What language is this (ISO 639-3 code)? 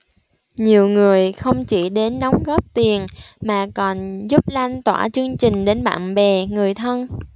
vie